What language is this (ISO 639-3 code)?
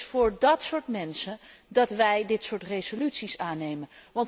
nld